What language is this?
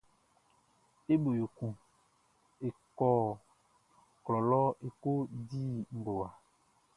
Baoulé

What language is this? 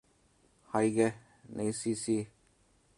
Cantonese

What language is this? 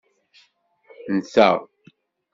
Kabyle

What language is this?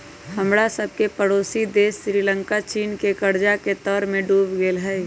Magahi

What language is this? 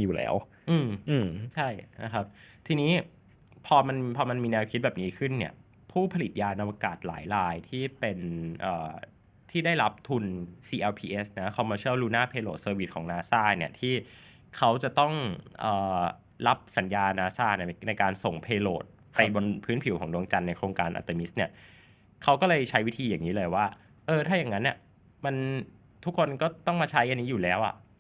Thai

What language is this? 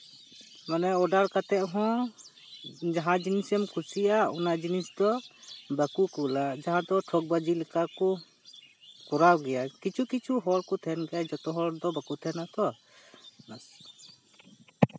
Santali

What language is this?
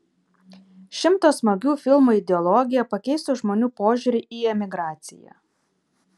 Lithuanian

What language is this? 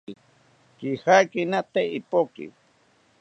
South Ucayali Ashéninka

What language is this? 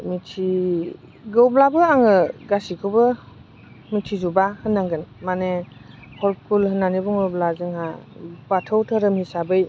Bodo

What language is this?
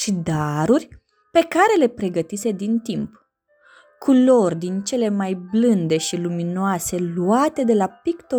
Romanian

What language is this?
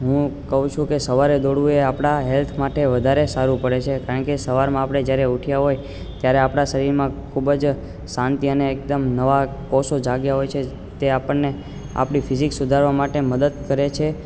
Gujarati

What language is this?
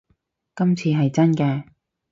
Cantonese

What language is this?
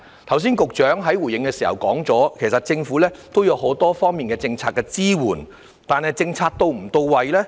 Cantonese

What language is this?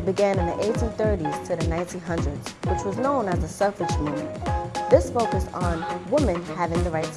English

